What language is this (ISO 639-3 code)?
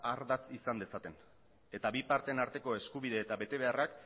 eus